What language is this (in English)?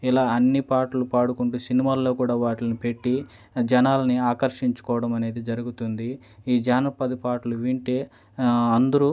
Telugu